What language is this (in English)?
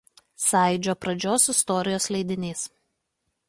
Lithuanian